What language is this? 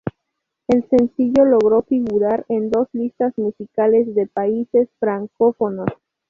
Spanish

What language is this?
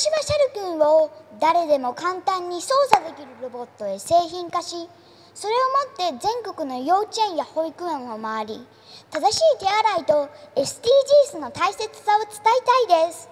Japanese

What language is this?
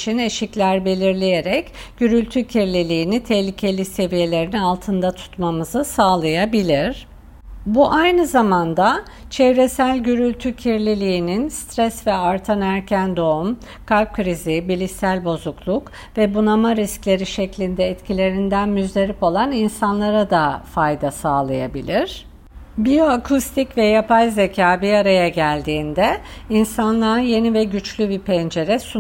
Turkish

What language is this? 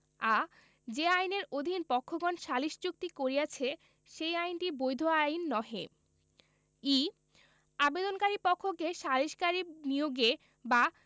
Bangla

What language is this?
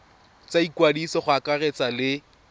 Tswana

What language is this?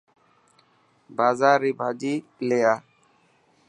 Dhatki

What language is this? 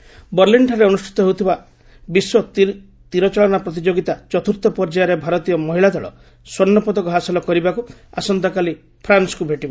Odia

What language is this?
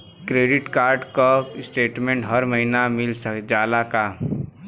Bhojpuri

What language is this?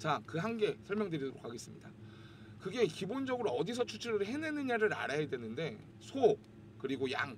Korean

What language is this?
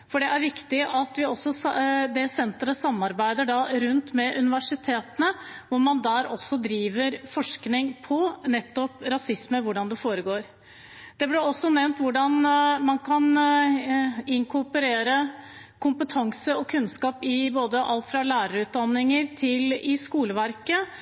Norwegian Bokmål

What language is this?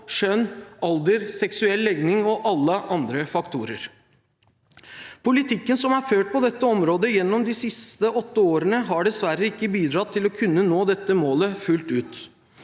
Norwegian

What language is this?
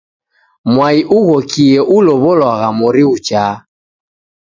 Taita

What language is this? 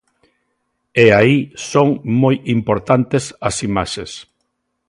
Galician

